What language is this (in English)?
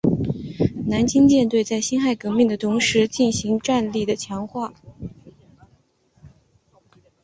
Chinese